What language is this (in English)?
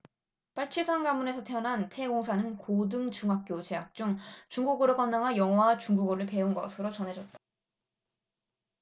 Korean